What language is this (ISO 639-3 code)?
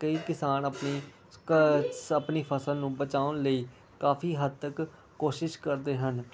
pan